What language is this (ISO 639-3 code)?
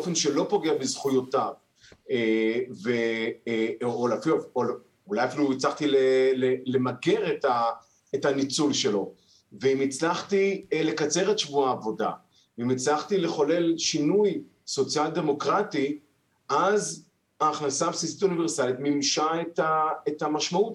heb